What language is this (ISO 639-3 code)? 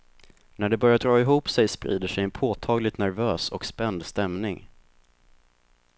swe